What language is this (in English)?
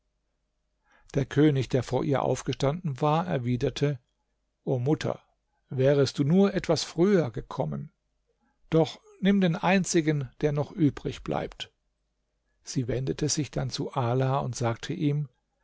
German